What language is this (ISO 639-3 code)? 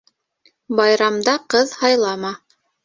bak